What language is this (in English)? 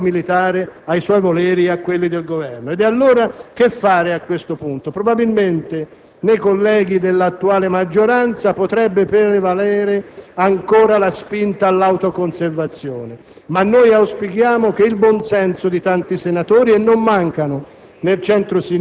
Italian